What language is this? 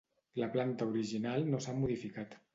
Catalan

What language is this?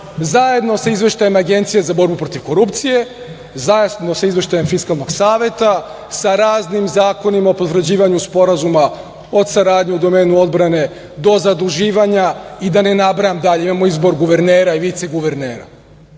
Serbian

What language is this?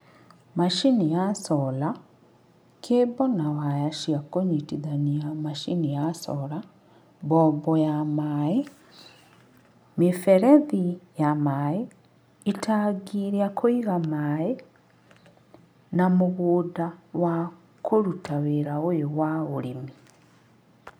Kikuyu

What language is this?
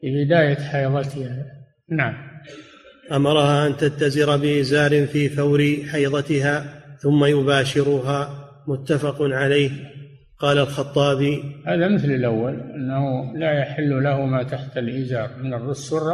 Arabic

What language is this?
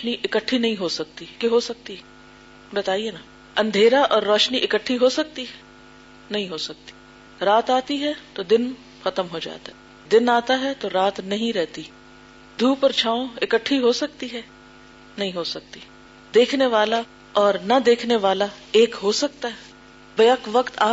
Urdu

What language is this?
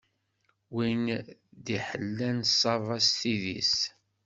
Kabyle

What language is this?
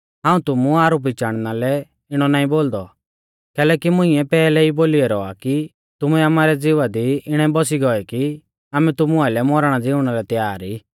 Mahasu Pahari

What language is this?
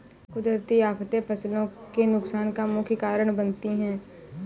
Hindi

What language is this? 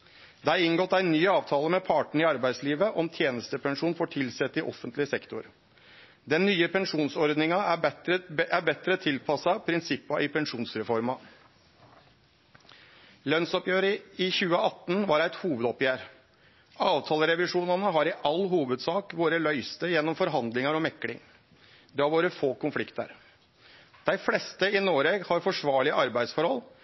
Norwegian Nynorsk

